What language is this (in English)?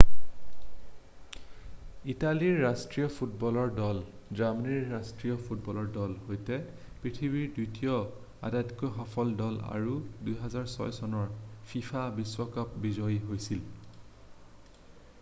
Assamese